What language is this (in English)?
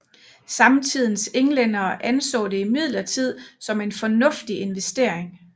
Danish